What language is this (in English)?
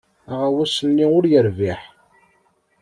Kabyle